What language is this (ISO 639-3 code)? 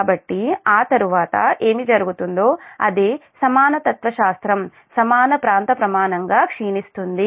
tel